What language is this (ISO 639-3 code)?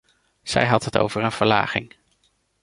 nld